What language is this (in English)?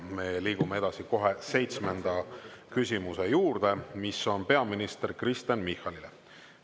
Estonian